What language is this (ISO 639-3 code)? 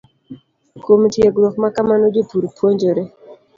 luo